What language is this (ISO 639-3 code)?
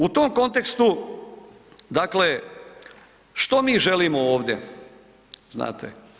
hrv